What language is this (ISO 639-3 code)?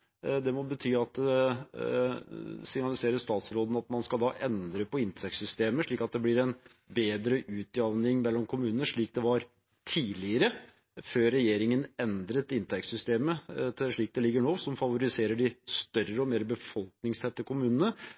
nob